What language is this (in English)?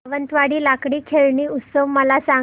Marathi